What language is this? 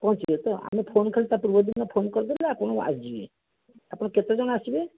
Odia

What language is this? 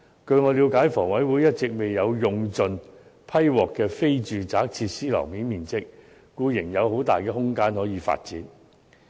Cantonese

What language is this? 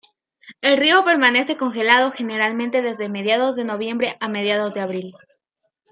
Spanish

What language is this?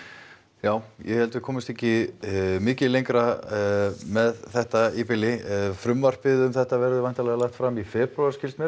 Icelandic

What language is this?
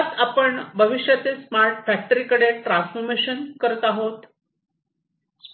Marathi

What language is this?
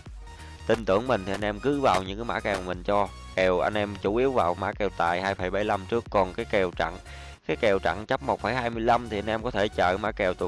Vietnamese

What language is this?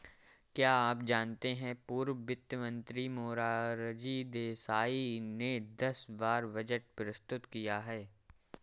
Hindi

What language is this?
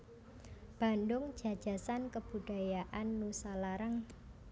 Javanese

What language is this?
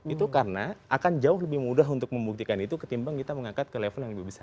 Indonesian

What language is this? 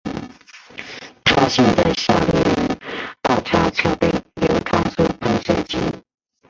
Chinese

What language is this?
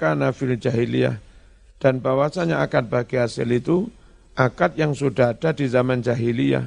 Indonesian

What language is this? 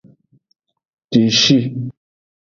Aja (Benin)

